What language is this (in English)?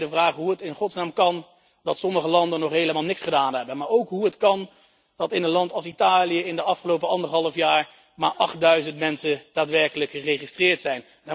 Dutch